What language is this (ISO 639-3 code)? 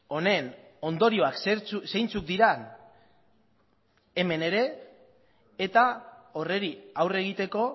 eus